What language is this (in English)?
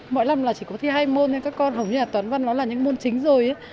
Vietnamese